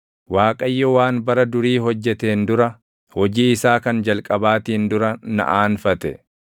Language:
Oromo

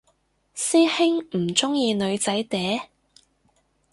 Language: Cantonese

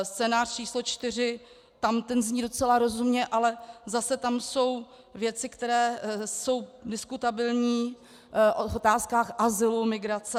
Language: Czech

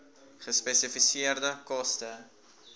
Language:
Afrikaans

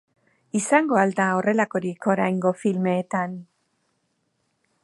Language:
Basque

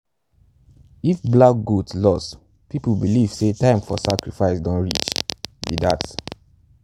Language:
Nigerian Pidgin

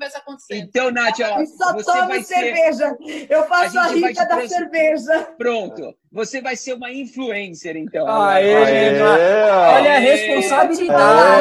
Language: Portuguese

